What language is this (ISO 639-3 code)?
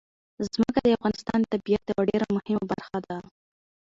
pus